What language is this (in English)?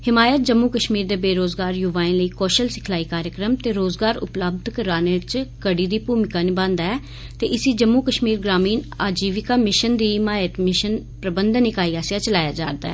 Dogri